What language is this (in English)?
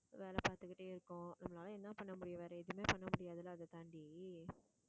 Tamil